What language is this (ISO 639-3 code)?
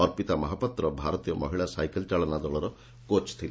ori